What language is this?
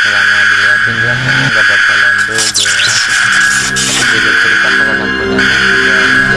Indonesian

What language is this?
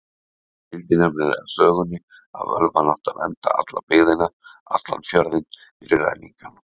Icelandic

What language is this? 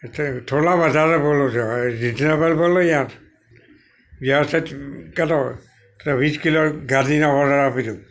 Gujarati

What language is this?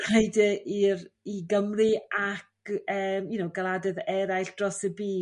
Welsh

